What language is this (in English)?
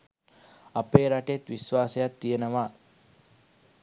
Sinhala